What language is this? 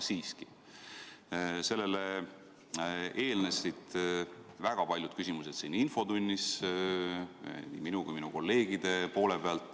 Estonian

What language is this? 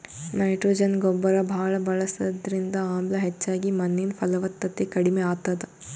Kannada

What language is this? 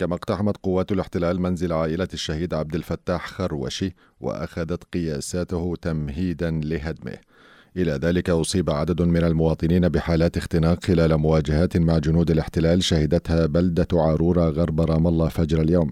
Arabic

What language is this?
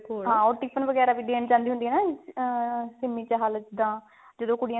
Punjabi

